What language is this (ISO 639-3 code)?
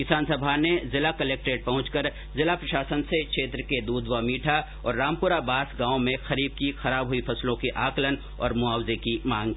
hin